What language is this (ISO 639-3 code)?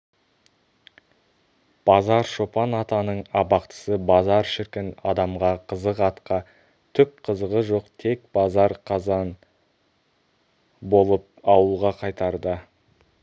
kaz